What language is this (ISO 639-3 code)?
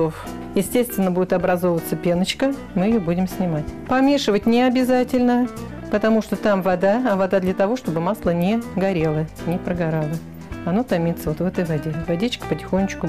rus